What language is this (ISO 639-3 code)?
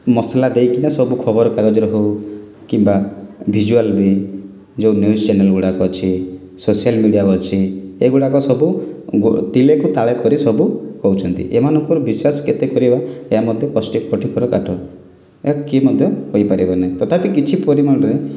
ori